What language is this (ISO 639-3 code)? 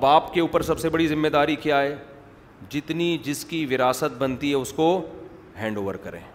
urd